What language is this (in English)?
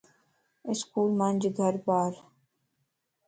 Lasi